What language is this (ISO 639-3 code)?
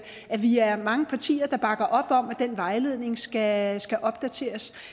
dan